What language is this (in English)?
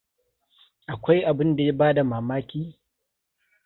Hausa